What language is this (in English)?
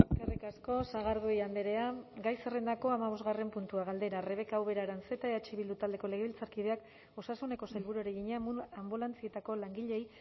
Basque